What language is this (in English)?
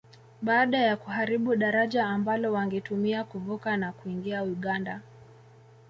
Swahili